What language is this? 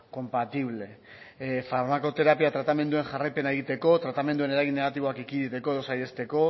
Basque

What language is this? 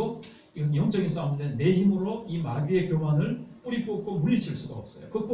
Korean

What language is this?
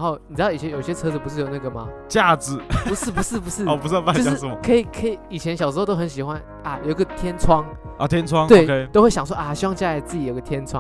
Chinese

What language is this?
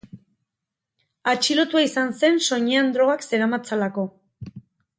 Basque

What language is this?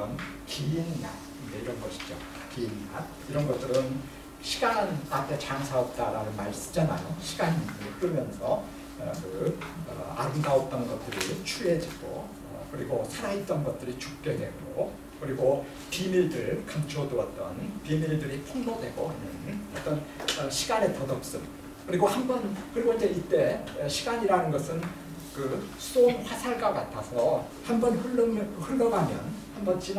Korean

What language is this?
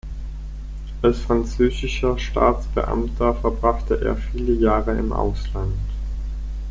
German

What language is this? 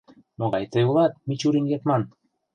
Mari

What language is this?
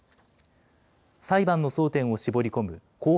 Japanese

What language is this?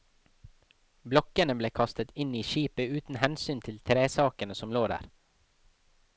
Norwegian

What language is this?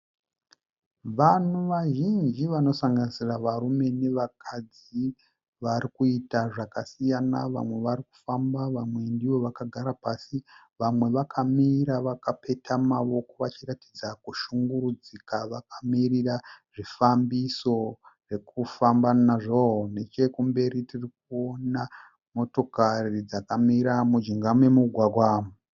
Shona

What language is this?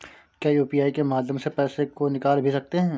Hindi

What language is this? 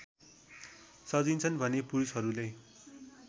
Nepali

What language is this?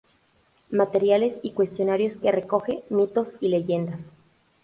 Spanish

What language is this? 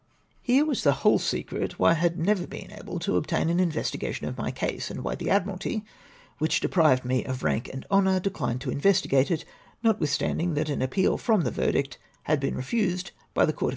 English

